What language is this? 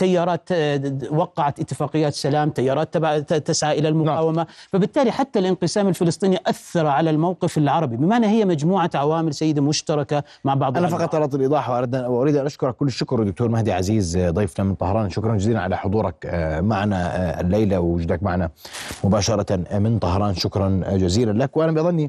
Arabic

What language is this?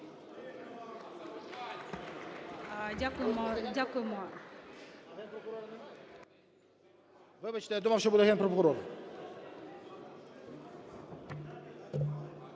Ukrainian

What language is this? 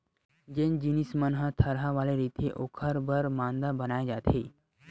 Chhattisgarhi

